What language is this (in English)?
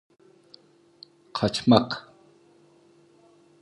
Turkish